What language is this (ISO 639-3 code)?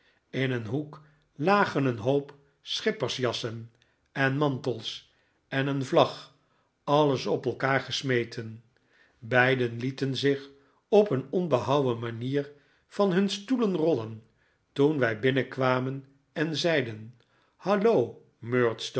nld